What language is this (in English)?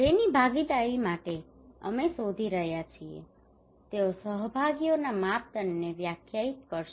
Gujarati